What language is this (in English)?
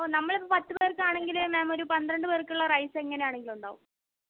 Malayalam